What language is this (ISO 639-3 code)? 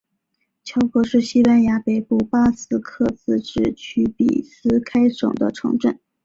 zho